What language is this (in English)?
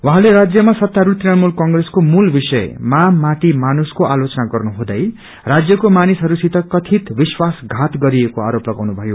Nepali